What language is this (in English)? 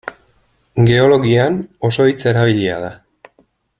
Basque